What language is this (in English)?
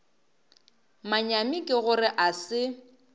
Northern Sotho